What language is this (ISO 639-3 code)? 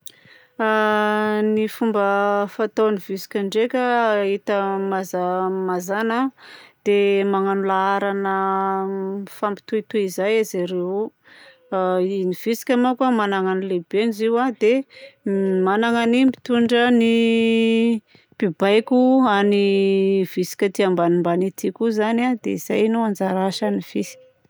bzc